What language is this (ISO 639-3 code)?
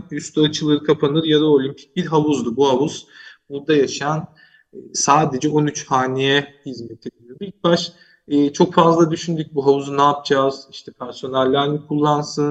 tur